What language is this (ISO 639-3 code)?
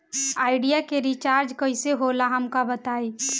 bho